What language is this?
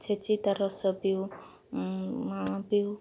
Odia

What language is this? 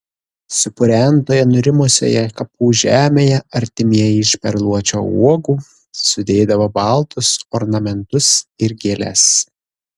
Lithuanian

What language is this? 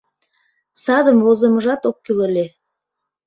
Mari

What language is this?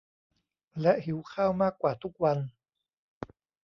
Thai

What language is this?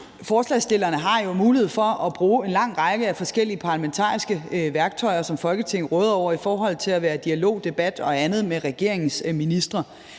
Danish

